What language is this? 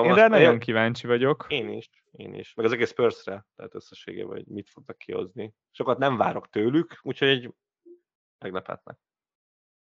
Hungarian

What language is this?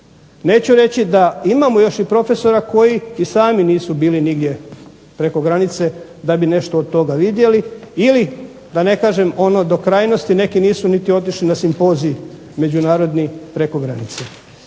Croatian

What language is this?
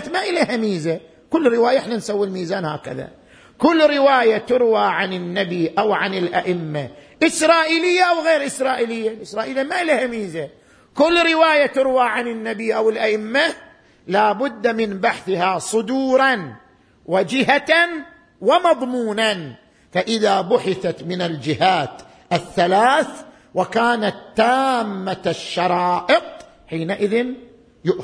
Arabic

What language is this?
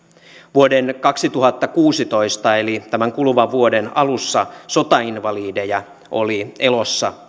Finnish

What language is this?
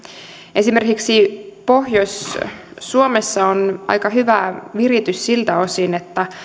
Finnish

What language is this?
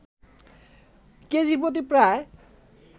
Bangla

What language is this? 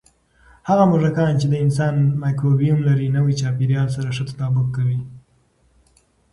Pashto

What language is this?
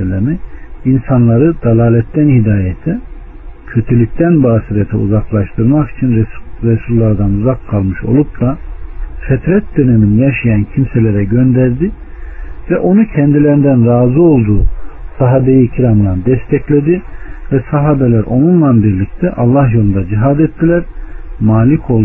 Turkish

